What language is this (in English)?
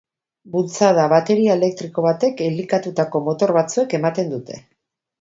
Basque